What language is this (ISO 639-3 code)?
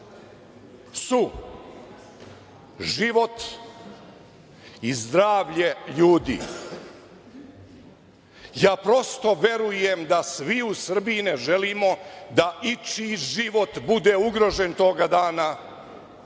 srp